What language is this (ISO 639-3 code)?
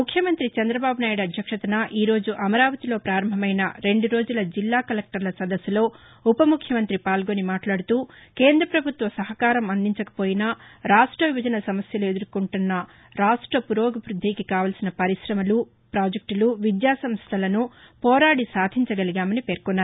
tel